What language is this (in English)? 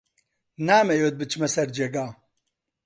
Central Kurdish